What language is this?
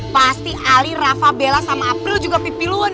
Indonesian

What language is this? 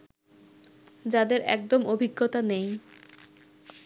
Bangla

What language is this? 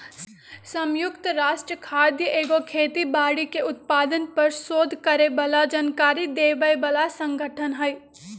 Magahi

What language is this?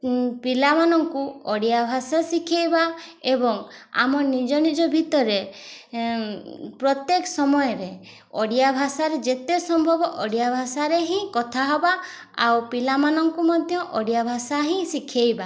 Odia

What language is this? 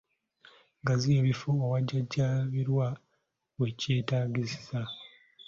Ganda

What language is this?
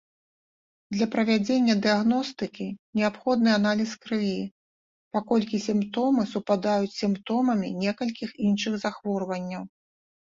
Belarusian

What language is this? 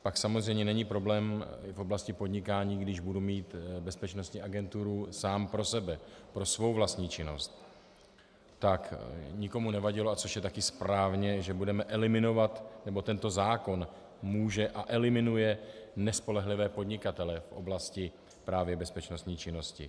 Czech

